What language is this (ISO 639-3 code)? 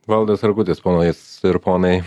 lit